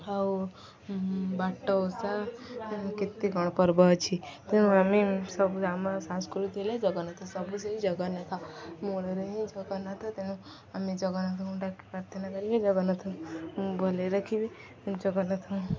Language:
Odia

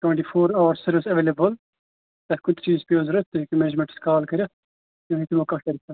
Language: Kashmiri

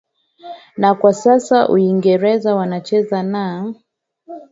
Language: Swahili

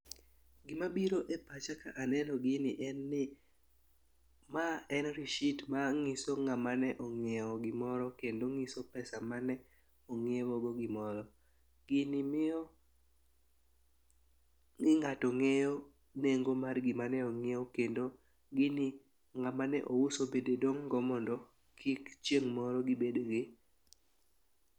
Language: Luo (Kenya and Tanzania)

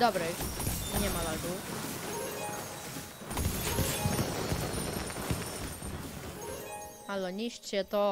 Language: Polish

